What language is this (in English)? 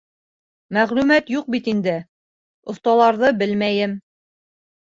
Bashkir